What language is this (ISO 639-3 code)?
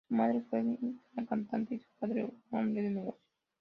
spa